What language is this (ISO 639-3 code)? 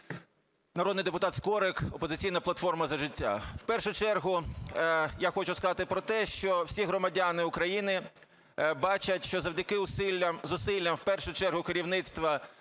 ukr